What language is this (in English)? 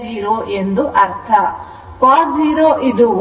Kannada